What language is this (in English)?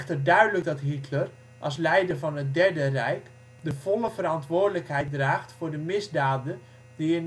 Dutch